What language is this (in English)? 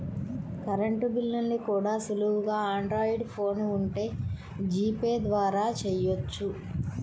Telugu